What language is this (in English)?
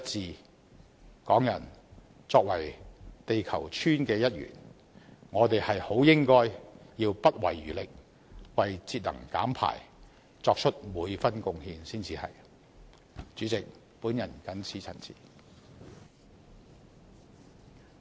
Cantonese